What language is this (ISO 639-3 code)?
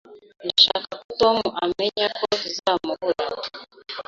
kin